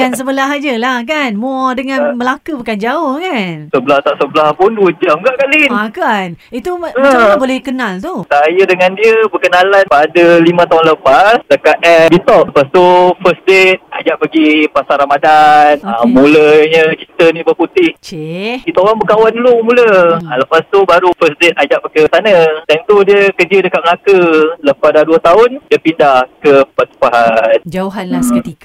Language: Malay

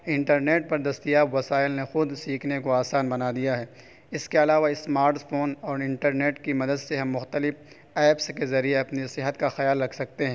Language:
Urdu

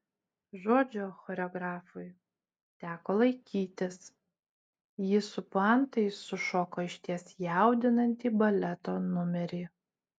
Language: Lithuanian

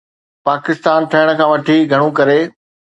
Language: Sindhi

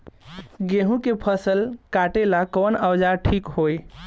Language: Bhojpuri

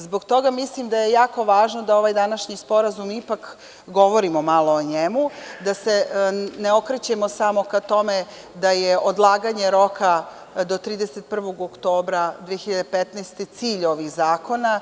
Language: Serbian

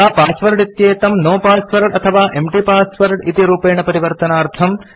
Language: Sanskrit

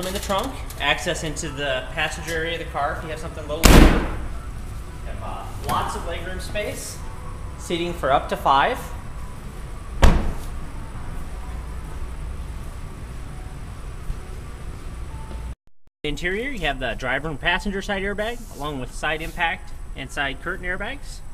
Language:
English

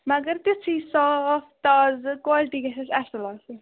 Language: Kashmiri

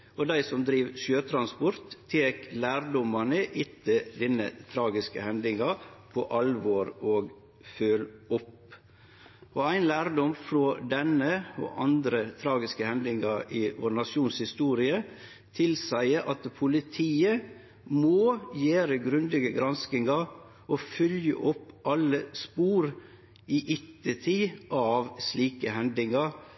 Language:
Norwegian Nynorsk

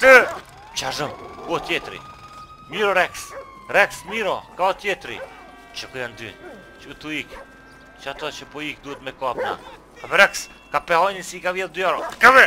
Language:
Romanian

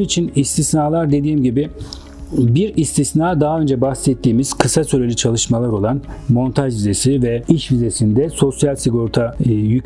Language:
Turkish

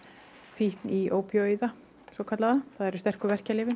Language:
Icelandic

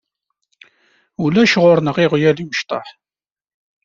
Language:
Kabyle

